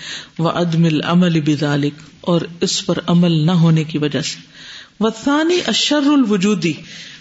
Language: Urdu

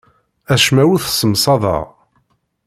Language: Kabyle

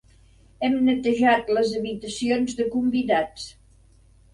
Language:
Catalan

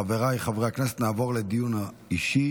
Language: Hebrew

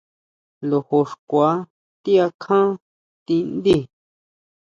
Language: Huautla Mazatec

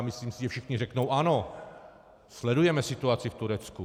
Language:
Czech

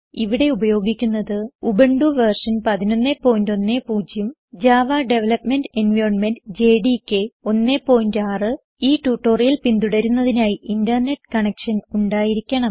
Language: Malayalam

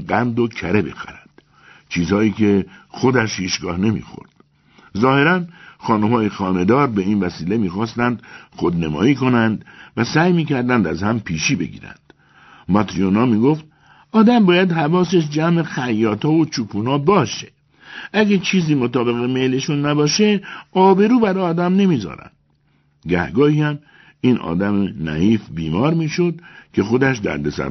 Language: Persian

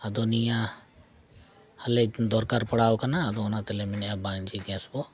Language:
Santali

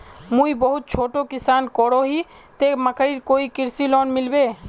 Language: Magahi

